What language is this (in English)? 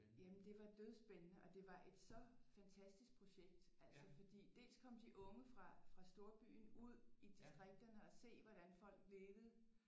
Danish